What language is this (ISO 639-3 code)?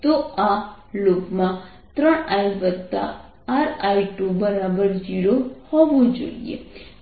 guj